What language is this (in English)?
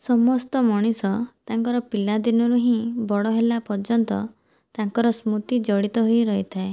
Odia